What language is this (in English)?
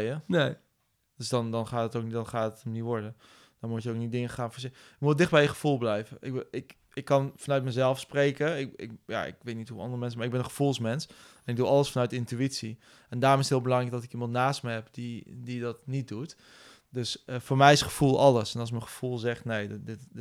Dutch